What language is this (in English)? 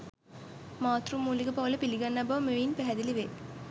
Sinhala